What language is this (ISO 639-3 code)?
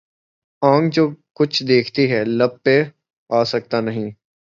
urd